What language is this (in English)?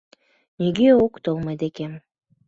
Mari